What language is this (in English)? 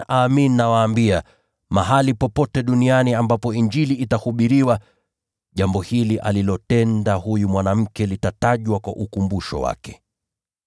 Swahili